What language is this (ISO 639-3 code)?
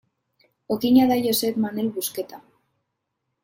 eus